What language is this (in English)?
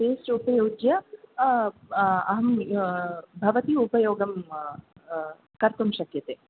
Sanskrit